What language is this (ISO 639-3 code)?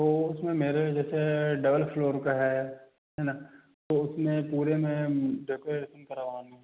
hin